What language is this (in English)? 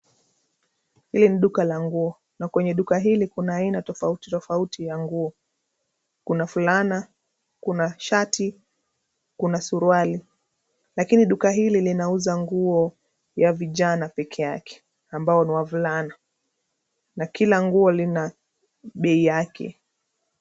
Swahili